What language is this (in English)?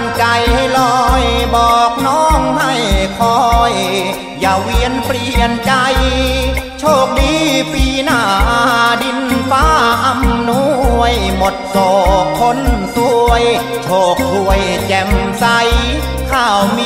Thai